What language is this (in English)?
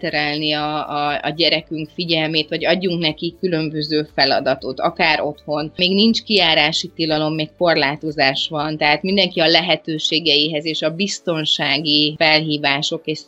Hungarian